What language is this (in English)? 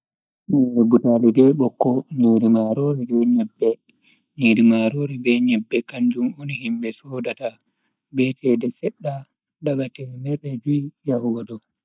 Bagirmi Fulfulde